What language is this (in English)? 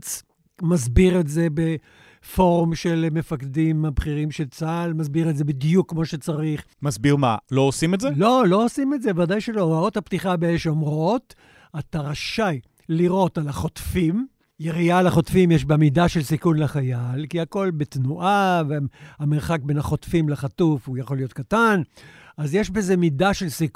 Hebrew